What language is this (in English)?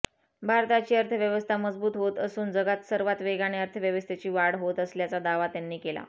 Marathi